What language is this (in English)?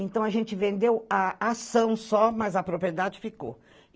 Portuguese